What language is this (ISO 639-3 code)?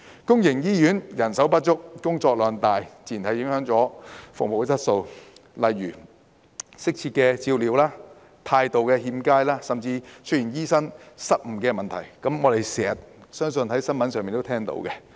yue